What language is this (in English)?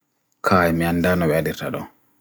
Bagirmi Fulfulde